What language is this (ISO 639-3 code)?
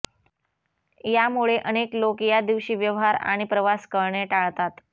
mar